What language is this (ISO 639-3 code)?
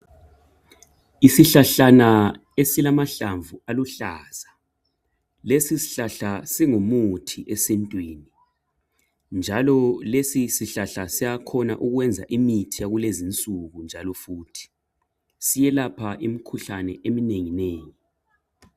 nde